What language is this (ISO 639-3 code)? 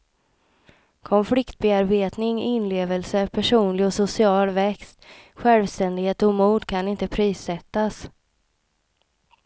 swe